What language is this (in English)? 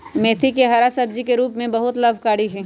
Magahi